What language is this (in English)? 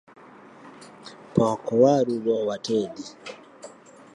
Luo (Kenya and Tanzania)